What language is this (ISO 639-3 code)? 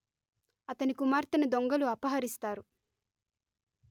tel